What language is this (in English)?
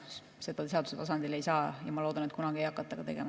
Estonian